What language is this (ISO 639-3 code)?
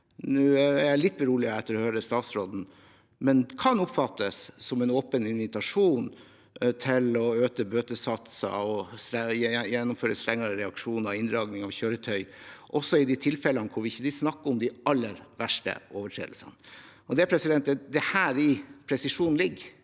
nor